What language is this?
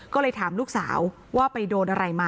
Thai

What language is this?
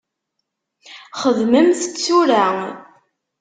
Kabyle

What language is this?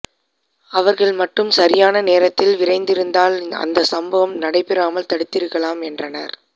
Tamil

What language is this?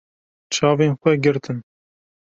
Kurdish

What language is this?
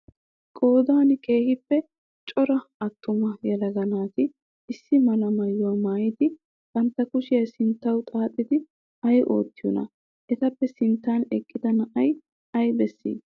Wolaytta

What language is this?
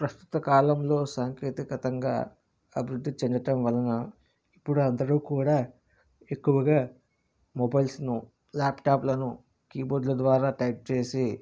Telugu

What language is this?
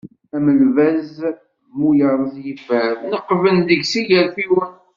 Kabyle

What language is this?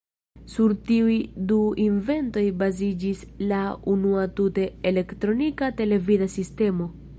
Esperanto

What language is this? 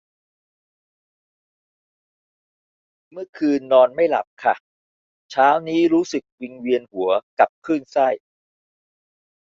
Thai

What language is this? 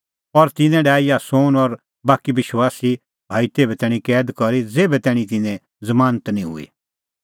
Kullu Pahari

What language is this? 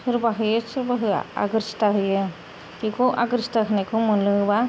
Bodo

